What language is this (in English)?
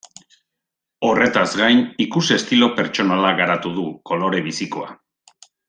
Basque